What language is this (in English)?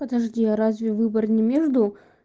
Russian